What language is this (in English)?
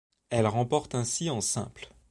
French